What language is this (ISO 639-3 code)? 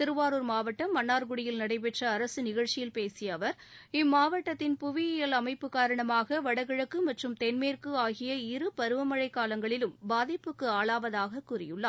tam